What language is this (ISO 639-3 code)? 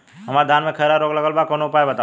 bho